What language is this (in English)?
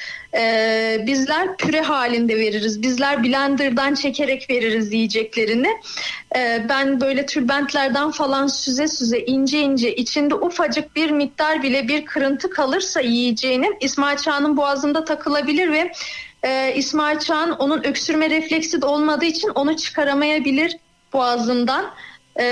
Turkish